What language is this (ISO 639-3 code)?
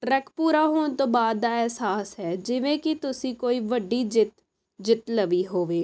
pan